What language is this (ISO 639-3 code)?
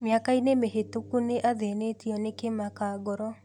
kik